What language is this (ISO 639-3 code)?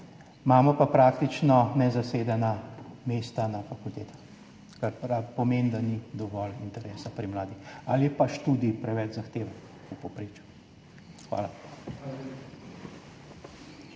slv